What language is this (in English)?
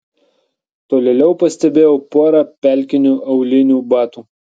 Lithuanian